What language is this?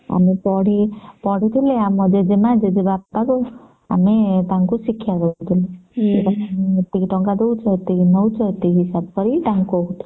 Odia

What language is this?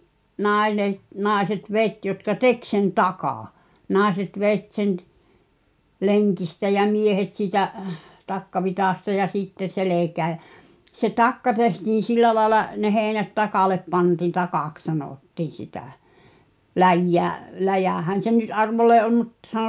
Finnish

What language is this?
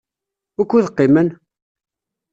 Kabyle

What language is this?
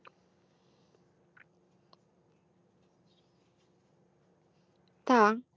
Bangla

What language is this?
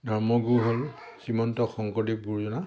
Assamese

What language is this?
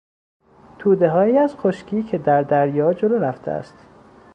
Persian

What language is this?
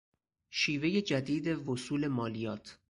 Persian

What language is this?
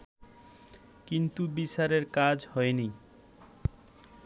Bangla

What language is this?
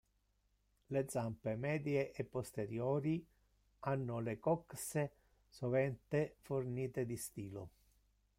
Italian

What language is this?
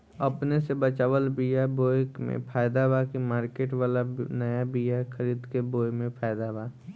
Bhojpuri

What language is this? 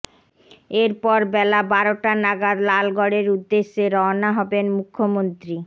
Bangla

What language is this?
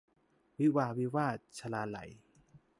Thai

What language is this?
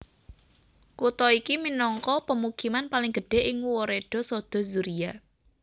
Javanese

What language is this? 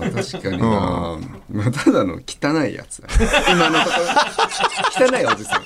Japanese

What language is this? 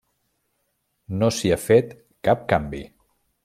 Catalan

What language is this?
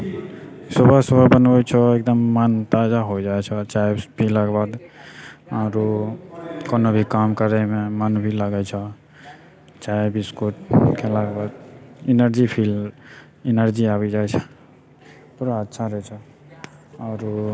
Maithili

